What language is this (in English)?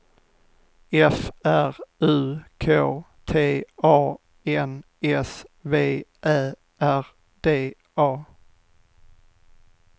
Swedish